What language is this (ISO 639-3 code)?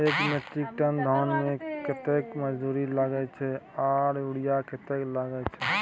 mai